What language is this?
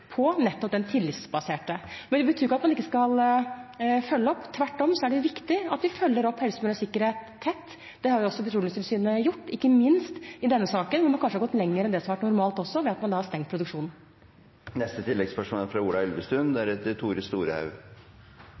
Norwegian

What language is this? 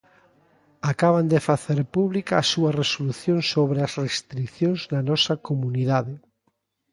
Galician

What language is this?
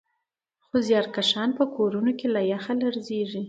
Pashto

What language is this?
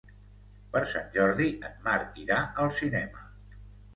Catalan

